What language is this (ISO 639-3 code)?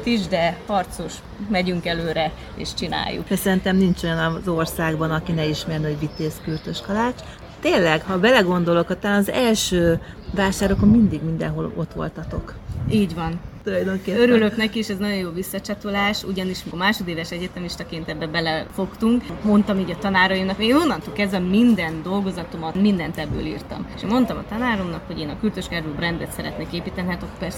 hun